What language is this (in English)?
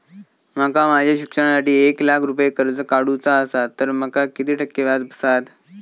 Marathi